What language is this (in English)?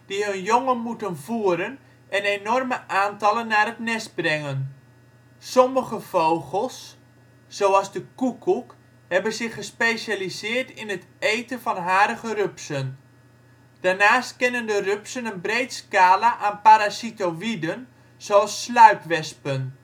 Dutch